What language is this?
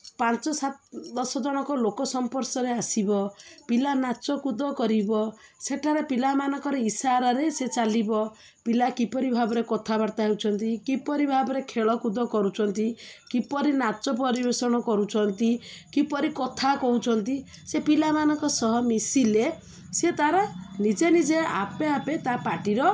Odia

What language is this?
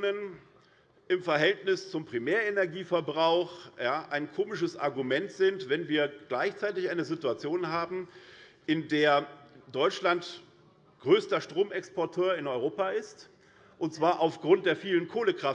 German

